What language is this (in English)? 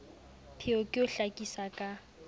Southern Sotho